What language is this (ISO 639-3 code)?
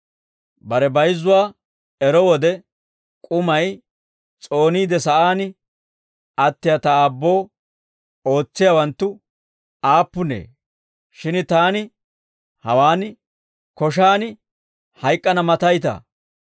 dwr